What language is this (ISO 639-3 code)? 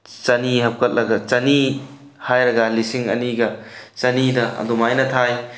mni